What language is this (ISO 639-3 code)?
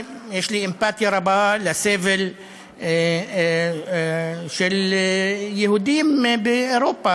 heb